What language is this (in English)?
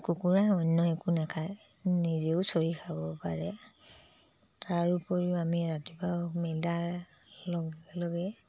Assamese